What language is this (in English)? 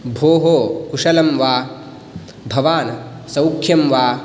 Sanskrit